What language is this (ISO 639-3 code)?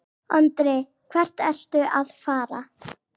isl